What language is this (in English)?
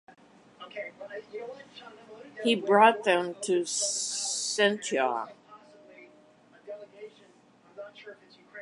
English